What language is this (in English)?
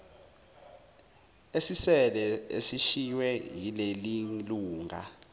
Zulu